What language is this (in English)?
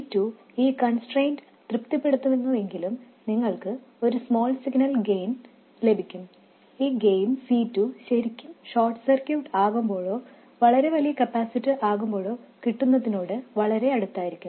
Malayalam